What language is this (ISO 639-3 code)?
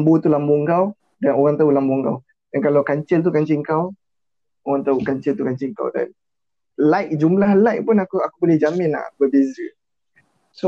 msa